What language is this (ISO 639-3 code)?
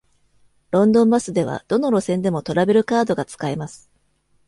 jpn